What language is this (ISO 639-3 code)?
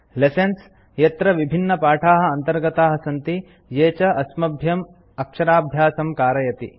san